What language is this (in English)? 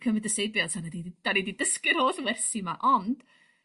Welsh